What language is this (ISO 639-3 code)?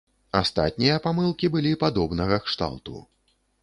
bel